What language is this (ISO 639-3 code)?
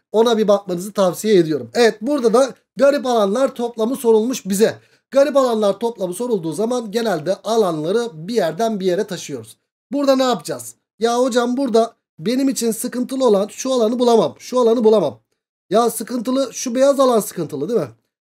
tur